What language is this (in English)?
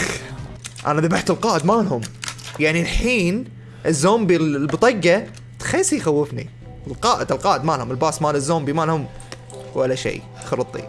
Arabic